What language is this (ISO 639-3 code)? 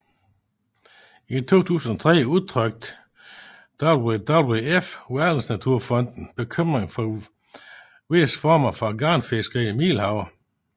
dan